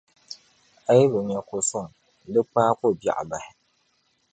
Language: Dagbani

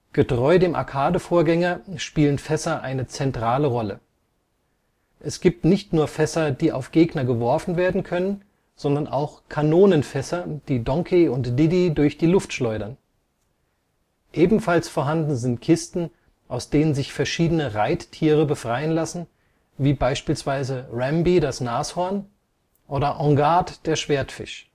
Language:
German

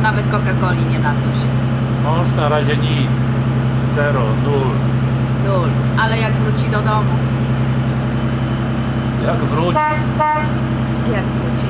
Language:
Polish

